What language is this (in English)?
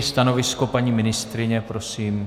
Czech